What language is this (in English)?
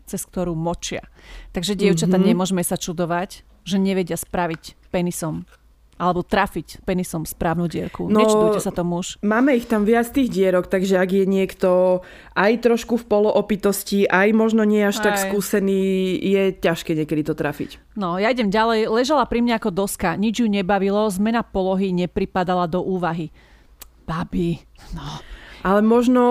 Slovak